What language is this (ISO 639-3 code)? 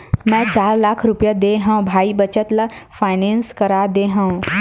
hne